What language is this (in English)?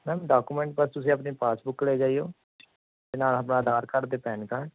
Punjabi